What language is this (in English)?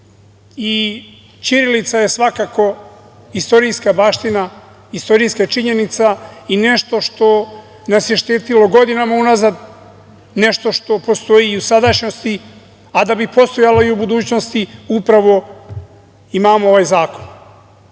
Serbian